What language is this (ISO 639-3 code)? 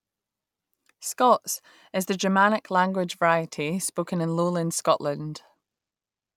eng